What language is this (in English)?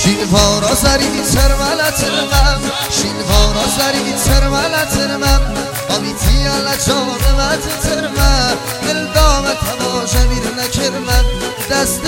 Persian